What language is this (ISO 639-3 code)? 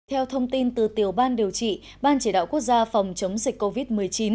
vie